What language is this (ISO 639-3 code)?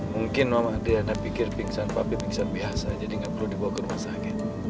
ind